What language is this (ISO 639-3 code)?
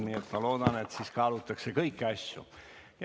est